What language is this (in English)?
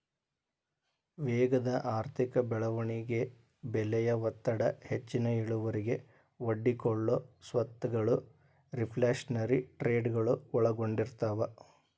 Kannada